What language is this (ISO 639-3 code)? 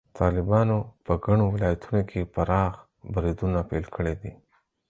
pus